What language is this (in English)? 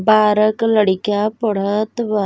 Bhojpuri